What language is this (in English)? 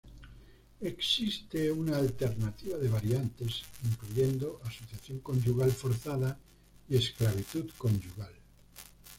Spanish